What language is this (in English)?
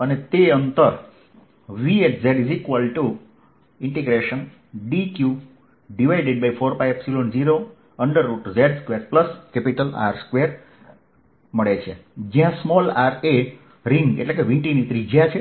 Gujarati